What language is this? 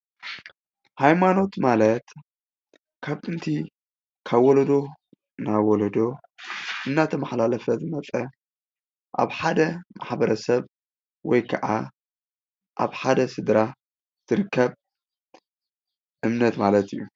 Tigrinya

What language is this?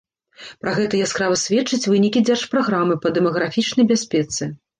Belarusian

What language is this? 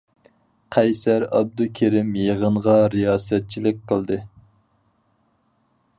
Uyghur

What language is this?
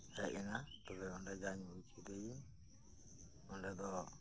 Santali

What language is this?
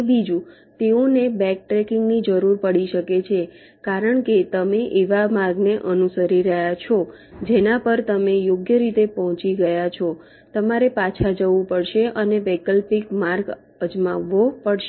Gujarati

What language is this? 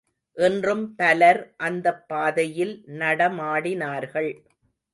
Tamil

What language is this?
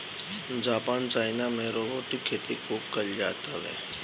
Bhojpuri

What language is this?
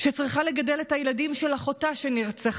Hebrew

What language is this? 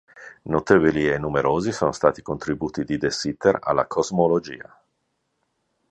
Italian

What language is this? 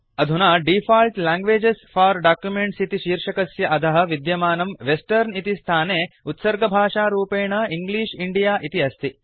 Sanskrit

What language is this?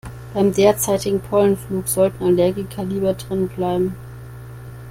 German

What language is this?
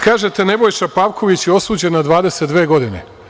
Serbian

